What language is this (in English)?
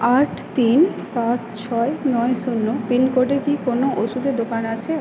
Bangla